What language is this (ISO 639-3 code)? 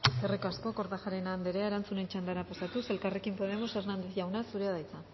eus